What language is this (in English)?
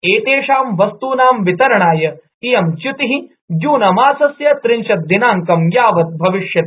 Sanskrit